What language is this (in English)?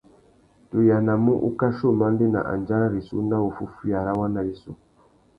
Tuki